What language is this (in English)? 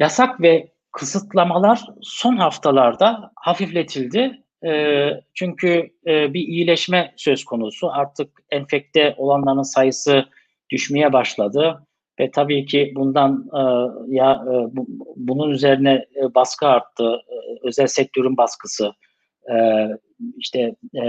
Turkish